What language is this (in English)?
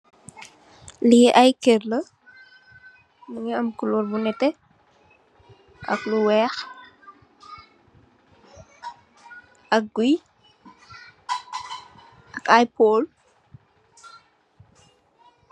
Wolof